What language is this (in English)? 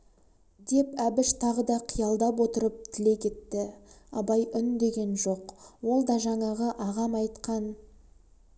Kazakh